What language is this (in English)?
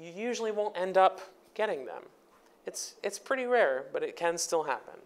English